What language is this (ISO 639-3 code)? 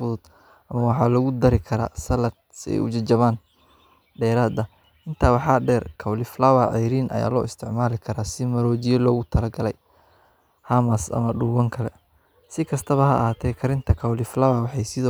som